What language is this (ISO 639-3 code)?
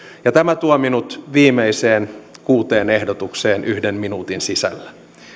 fin